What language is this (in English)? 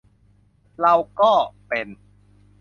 Thai